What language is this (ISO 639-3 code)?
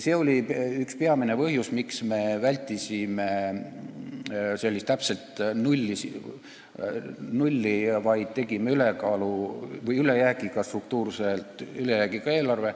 est